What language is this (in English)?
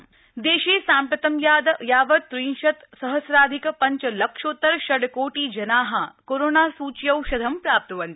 Sanskrit